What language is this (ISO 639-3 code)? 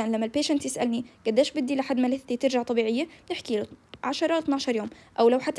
ara